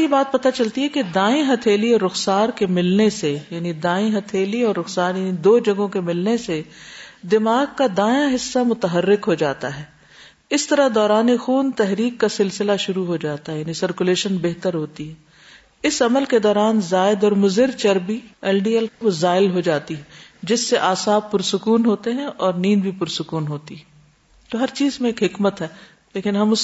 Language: Urdu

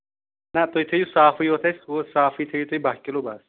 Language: Kashmiri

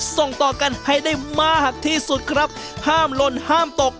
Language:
Thai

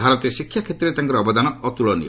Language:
Odia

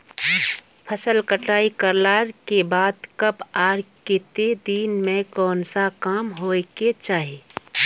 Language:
Magahi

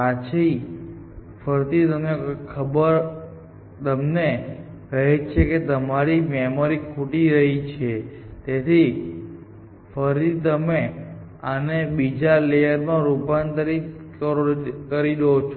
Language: Gujarati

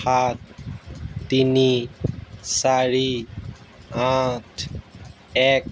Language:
Assamese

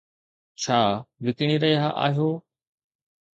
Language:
Sindhi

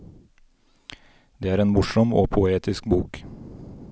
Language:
Norwegian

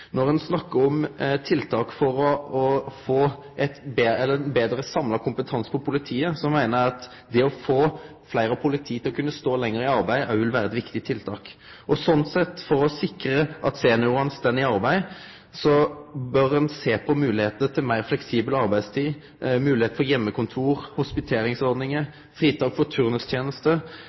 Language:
Norwegian Nynorsk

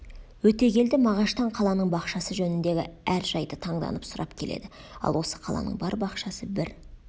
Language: Kazakh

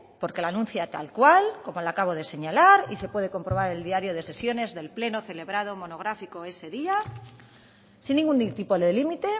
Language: Spanish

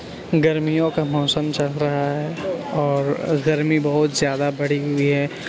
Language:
Urdu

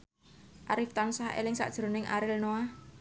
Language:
Javanese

